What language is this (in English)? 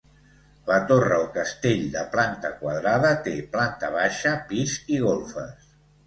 Catalan